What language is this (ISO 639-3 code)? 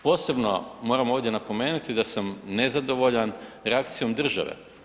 hrv